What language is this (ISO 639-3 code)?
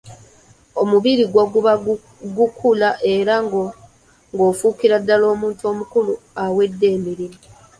lug